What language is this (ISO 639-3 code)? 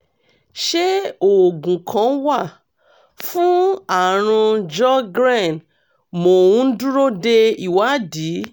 yor